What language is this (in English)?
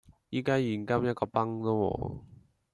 Cantonese